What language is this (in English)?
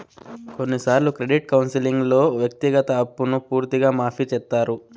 Telugu